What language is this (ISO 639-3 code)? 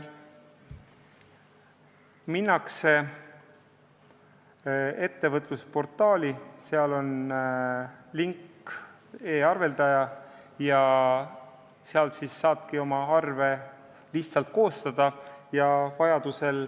est